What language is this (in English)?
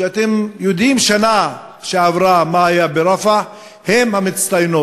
Hebrew